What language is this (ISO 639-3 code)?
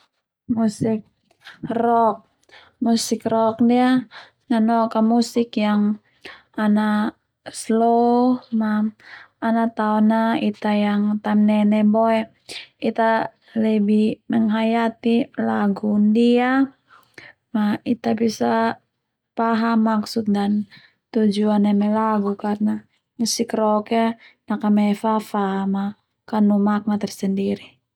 twu